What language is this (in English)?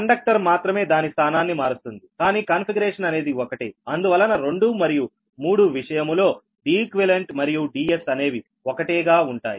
Telugu